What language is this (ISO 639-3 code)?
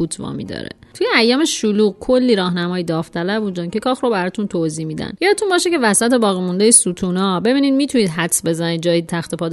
fas